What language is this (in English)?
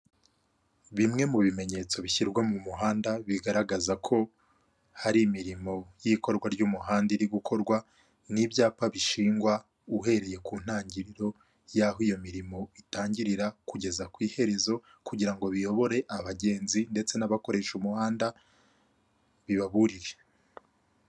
Kinyarwanda